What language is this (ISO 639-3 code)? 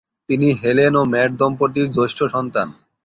ben